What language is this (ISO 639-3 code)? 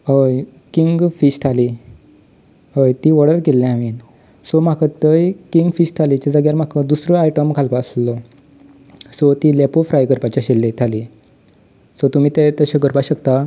kok